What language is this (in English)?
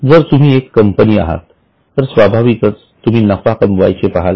Marathi